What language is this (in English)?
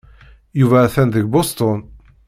Kabyle